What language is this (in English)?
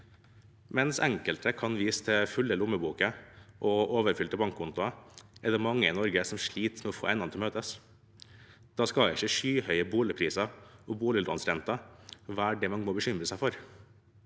Norwegian